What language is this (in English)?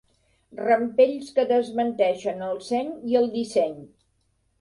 Catalan